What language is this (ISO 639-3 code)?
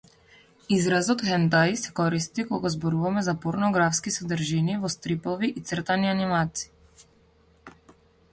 mkd